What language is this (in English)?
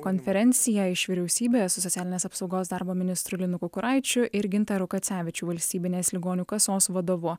Lithuanian